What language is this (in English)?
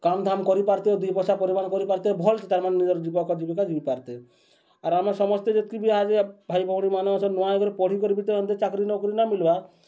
Odia